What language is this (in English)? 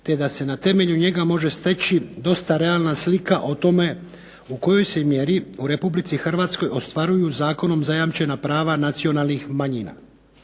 Croatian